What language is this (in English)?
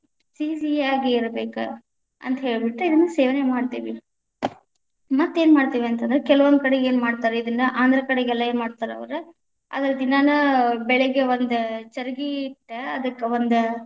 Kannada